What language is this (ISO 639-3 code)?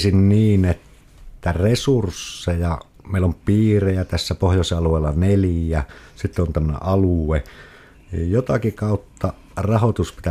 fin